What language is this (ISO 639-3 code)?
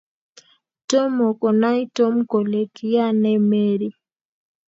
kln